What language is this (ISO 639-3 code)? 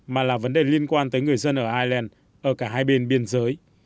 vie